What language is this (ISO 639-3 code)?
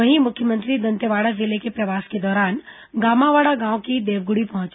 hin